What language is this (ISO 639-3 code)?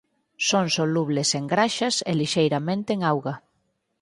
glg